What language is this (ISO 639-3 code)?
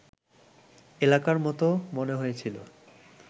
ben